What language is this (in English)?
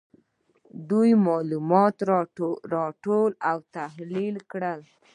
Pashto